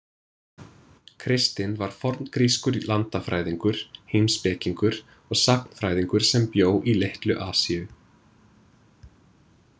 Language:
Icelandic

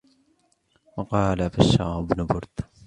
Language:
Arabic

